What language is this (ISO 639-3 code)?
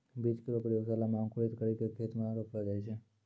mai